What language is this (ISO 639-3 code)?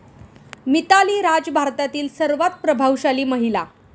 mar